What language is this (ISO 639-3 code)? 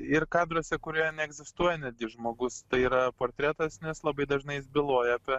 lit